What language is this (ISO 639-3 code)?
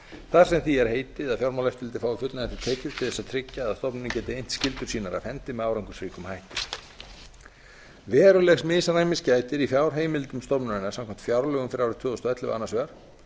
isl